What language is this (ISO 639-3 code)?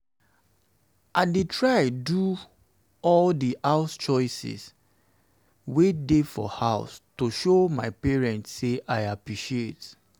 pcm